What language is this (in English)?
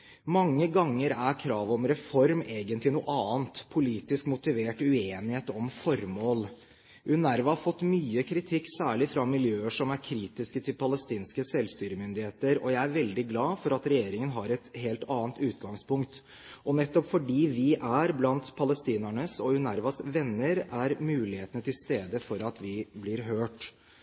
Norwegian Bokmål